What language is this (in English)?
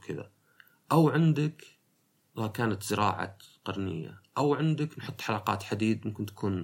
Arabic